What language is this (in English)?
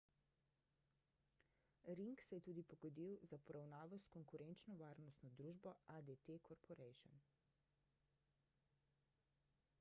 Slovenian